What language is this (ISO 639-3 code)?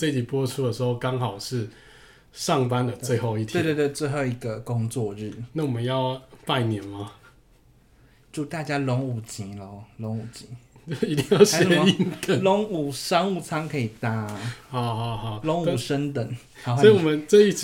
zho